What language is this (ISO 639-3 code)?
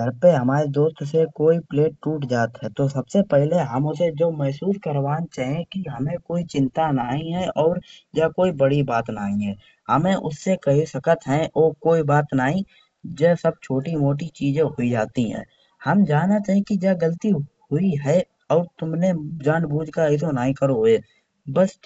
bjj